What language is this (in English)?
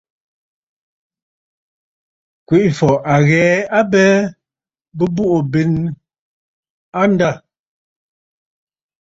Bafut